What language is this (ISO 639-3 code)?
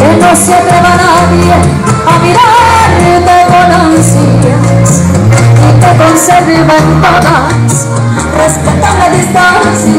spa